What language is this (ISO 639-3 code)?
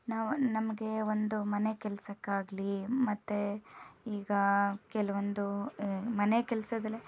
kan